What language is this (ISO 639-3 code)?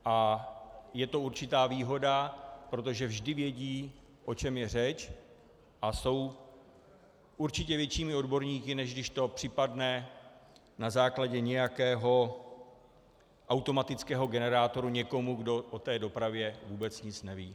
ces